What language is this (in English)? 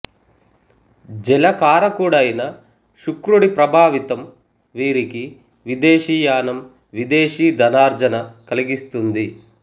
Telugu